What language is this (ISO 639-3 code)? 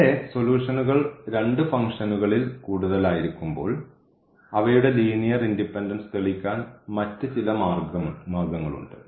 mal